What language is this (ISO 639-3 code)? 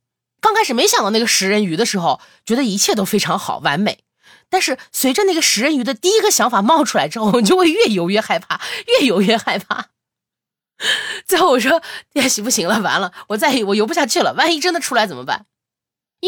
zho